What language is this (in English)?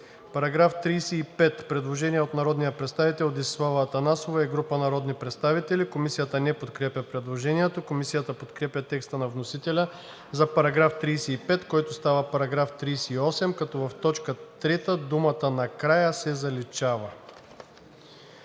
Bulgarian